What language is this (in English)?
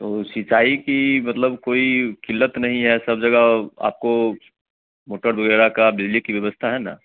Hindi